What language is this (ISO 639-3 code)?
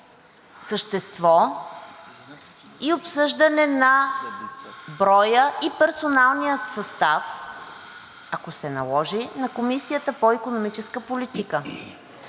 bul